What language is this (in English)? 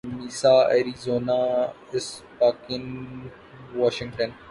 Urdu